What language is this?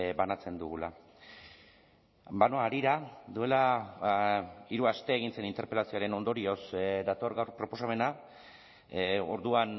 Basque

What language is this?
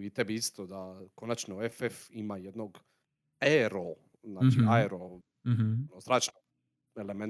Croatian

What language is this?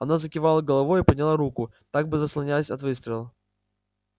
Russian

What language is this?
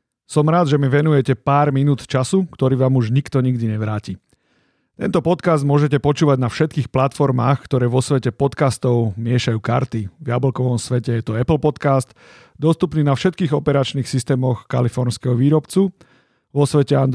Slovak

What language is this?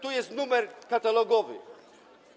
Polish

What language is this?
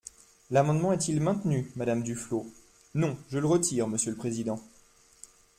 French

